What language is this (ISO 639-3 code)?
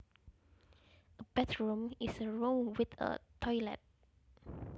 jav